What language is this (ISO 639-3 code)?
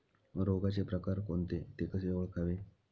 mar